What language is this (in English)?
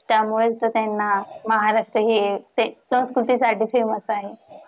Marathi